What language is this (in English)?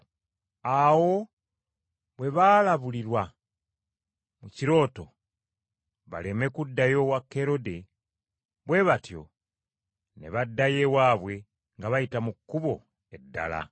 Ganda